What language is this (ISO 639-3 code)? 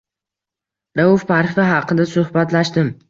uzb